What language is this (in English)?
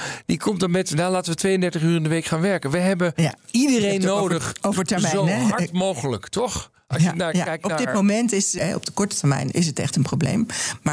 Dutch